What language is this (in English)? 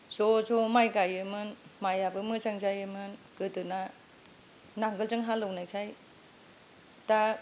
Bodo